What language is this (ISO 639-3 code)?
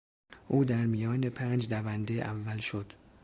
fas